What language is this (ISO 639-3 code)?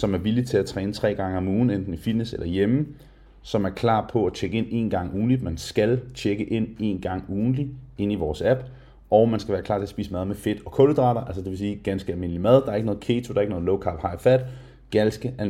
dan